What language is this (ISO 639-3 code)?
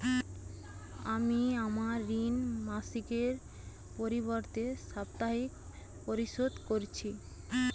ben